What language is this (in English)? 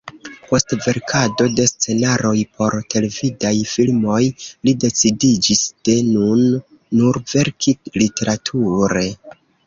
Esperanto